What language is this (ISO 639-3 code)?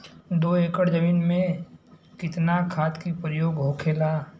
bho